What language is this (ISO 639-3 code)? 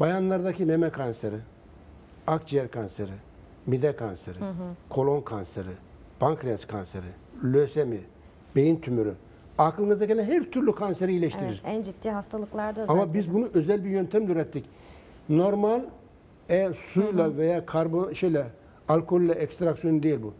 tur